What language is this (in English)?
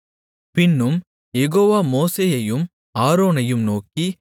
Tamil